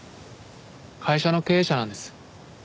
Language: Japanese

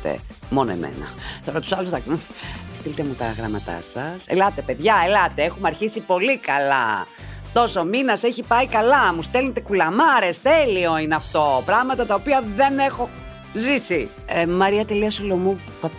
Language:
Greek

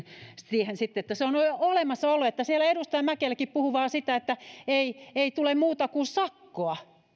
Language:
Finnish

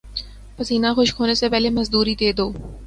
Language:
Urdu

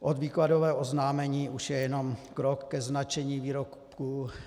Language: Czech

